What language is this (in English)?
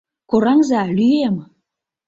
Mari